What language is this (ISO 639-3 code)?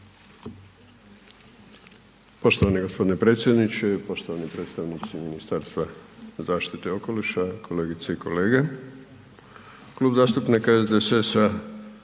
hrv